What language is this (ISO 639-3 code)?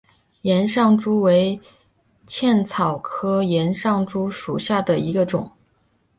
zho